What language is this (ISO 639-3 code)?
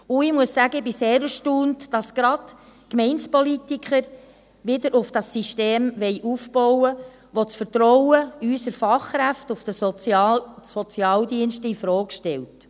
gsw